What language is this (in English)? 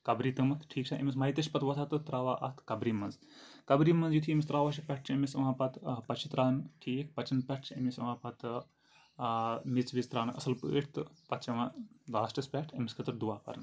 Kashmiri